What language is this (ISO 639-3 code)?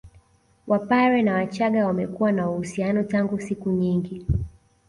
swa